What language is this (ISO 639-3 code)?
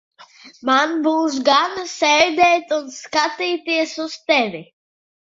lav